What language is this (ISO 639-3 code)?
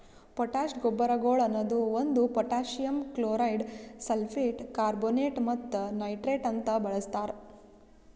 kan